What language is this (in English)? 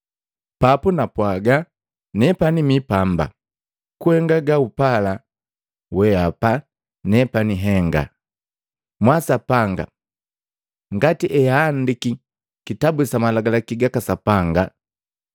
Matengo